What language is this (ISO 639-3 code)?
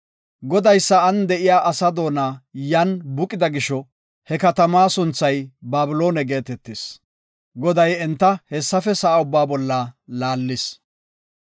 gof